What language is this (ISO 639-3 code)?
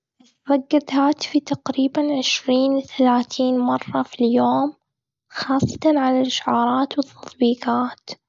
afb